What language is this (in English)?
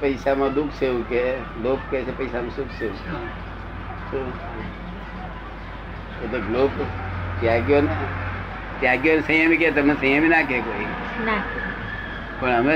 Gujarati